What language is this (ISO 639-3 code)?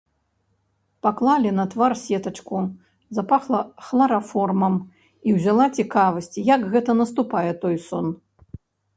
bel